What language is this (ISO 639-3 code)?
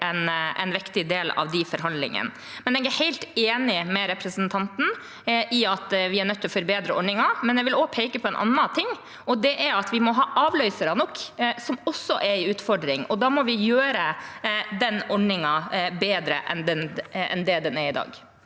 nor